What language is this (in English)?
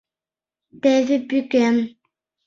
Mari